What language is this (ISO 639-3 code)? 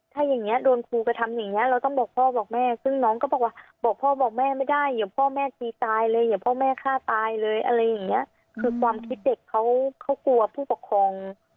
tha